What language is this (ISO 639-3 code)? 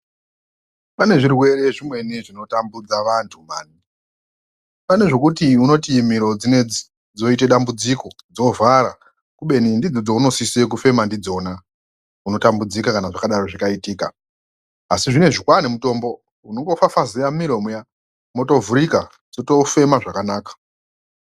ndc